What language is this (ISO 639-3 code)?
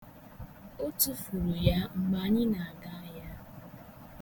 ibo